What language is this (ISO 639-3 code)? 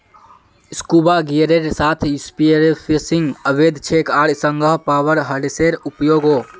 mag